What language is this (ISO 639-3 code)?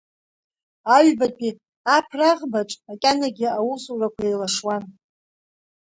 abk